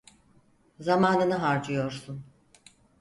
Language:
Turkish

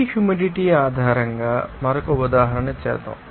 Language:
Telugu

